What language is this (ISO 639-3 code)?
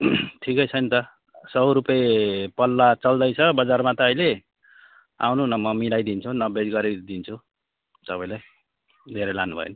nep